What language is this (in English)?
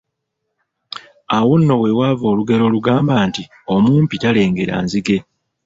Ganda